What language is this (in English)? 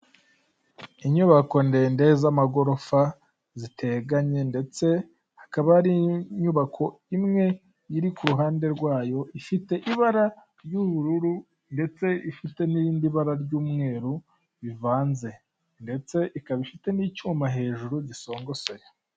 Kinyarwanda